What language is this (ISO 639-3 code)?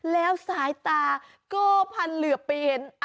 tha